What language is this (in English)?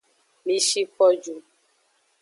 Aja (Benin)